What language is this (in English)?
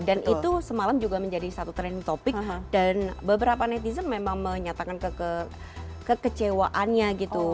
Indonesian